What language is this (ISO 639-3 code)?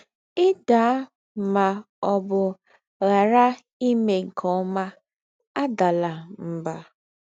ibo